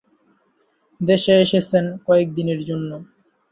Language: Bangla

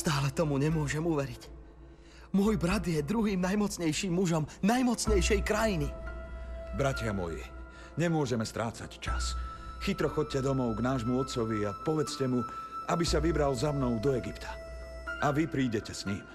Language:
Slovak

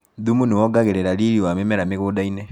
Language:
Kikuyu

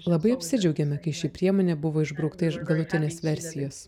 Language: Lithuanian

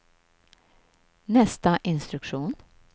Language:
Swedish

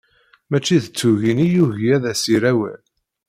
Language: Kabyle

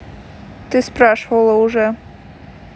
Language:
Russian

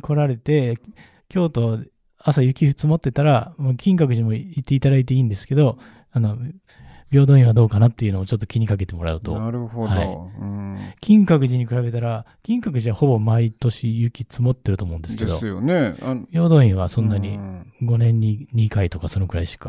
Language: Japanese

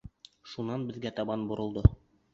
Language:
Bashkir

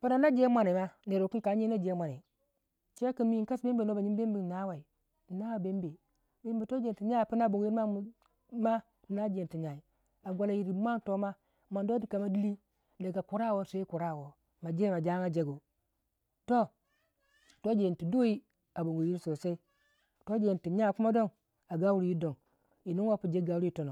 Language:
Waja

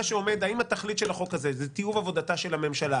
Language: Hebrew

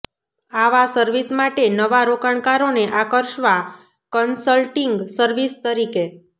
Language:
Gujarati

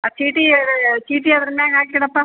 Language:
Kannada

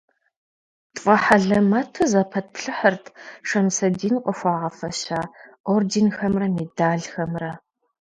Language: Kabardian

